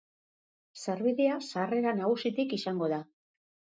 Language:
Basque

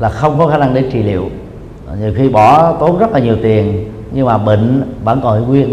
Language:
Vietnamese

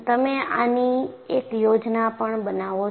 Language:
Gujarati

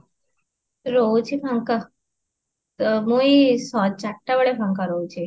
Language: Odia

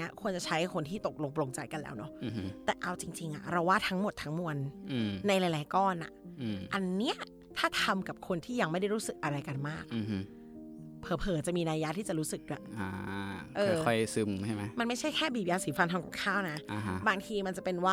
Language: Thai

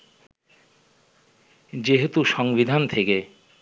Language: Bangla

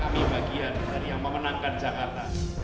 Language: Indonesian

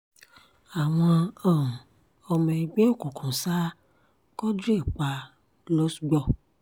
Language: Yoruba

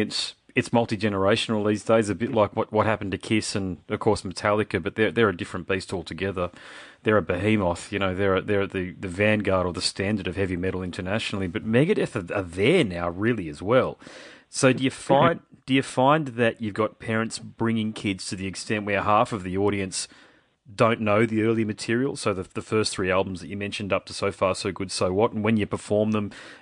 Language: English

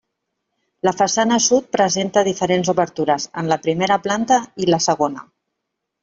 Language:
Catalan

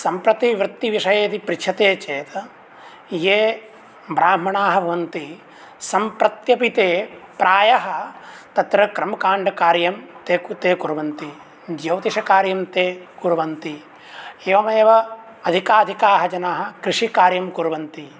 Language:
Sanskrit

